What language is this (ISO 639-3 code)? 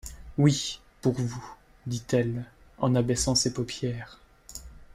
fra